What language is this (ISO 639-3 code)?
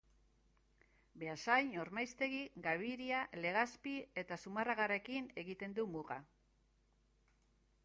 eus